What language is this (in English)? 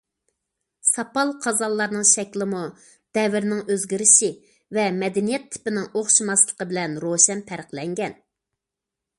Uyghur